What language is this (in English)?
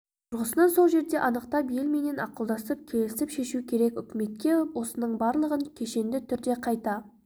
Kazakh